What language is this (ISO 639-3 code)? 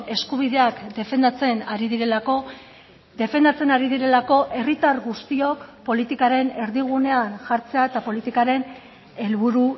eus